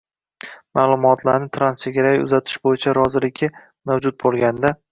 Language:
Uzbek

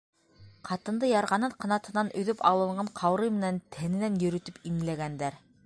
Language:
Bashkir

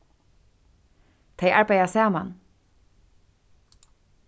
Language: Faroese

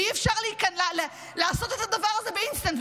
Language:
Hebrew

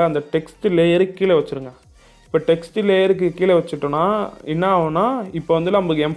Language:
English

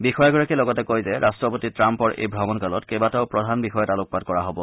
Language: Assamese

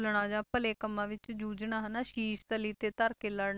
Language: Punjabi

